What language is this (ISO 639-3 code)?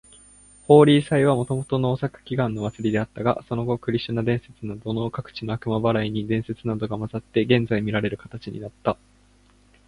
jpn